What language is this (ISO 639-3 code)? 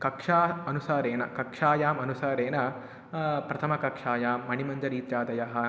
san